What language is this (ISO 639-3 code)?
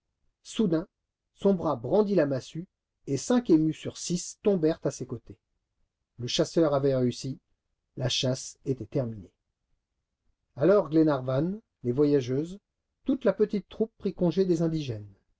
fra